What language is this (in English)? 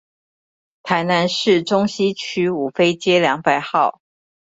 Chinese